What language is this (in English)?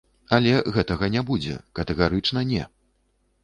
Belarusian